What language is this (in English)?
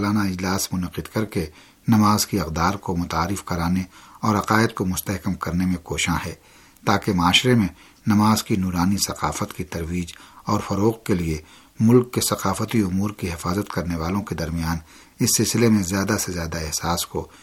Urdu